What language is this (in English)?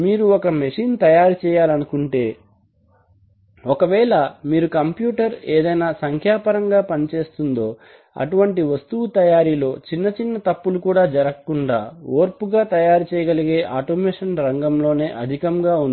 Telugu